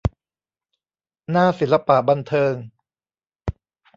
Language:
Thai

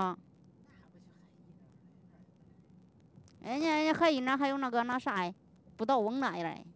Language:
Chinese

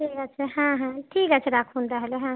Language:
Bangla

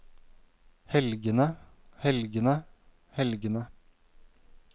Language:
Norwegian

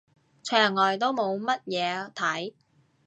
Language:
Cantonese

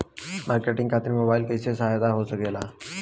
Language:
Bhojpuri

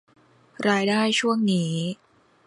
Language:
Thai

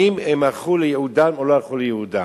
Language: Hebrew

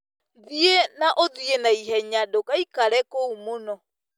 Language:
Kikuyu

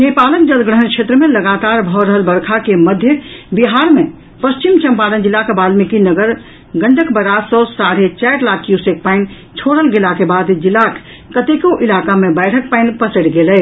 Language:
Maithili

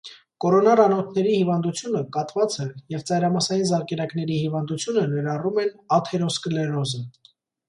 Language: Armenian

